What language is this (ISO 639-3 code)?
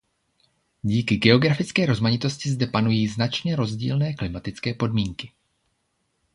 ces